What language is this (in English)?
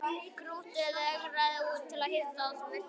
Icelandic